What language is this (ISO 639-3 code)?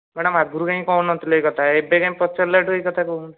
ori